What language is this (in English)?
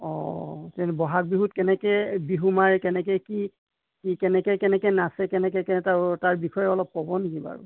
Assamese